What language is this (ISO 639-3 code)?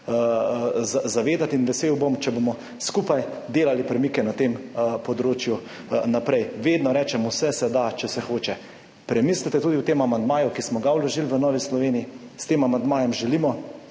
slv